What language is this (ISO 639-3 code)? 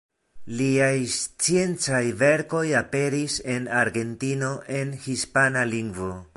epo